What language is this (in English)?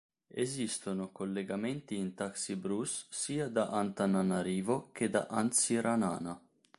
Italian